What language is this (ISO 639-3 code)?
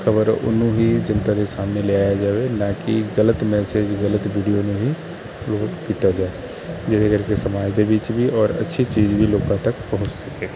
pan